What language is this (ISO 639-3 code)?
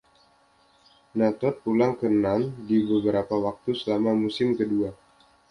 ind